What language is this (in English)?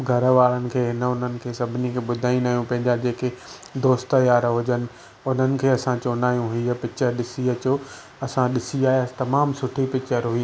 Sindhi